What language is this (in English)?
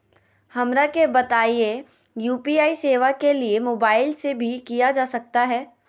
Magahi